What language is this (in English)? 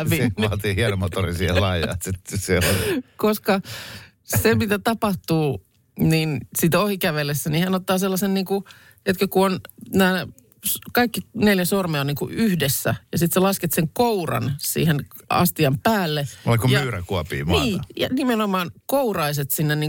Finnish